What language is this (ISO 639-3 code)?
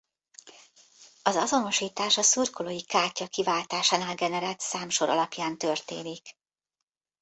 hun